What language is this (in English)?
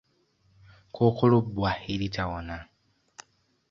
Ganda